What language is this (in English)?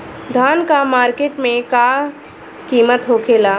Bhojpuri